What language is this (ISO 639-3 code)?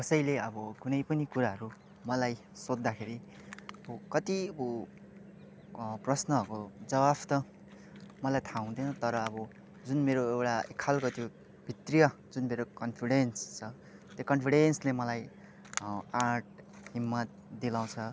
nep